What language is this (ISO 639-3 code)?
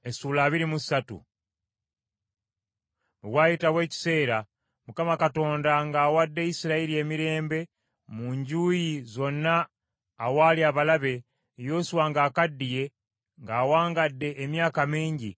lug